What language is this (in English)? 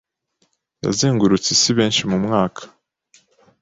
Kinyarwanda